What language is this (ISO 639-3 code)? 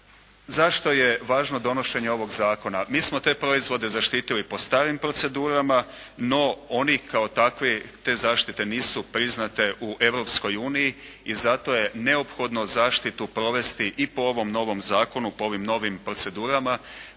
hrv